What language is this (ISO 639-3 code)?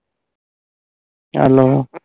pan